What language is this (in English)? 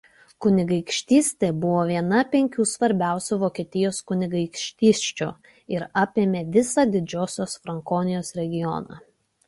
Lithuanian